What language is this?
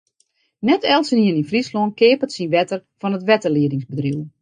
Western Frisian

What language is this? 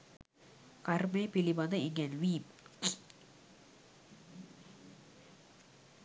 Sinhala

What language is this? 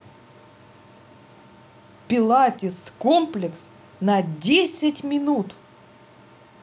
Russian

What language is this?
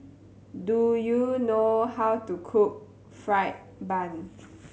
English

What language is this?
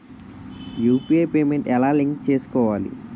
Telugu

